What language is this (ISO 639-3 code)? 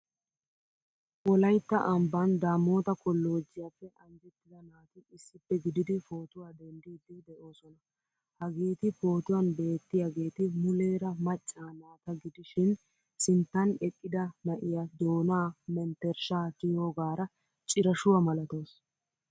wal